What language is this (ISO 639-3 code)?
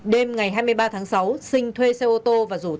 vie